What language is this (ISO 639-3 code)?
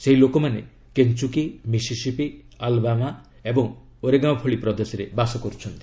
ori